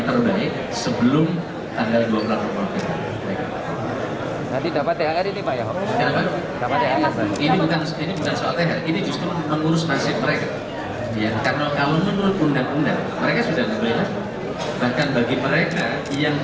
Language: Indonesian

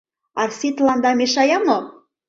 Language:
Mari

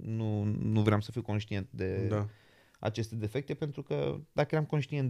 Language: Romanian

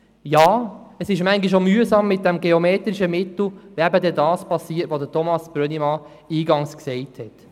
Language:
Swiss German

